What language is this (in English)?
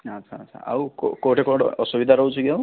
Odia